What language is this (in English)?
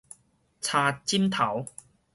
Min Nan Chinese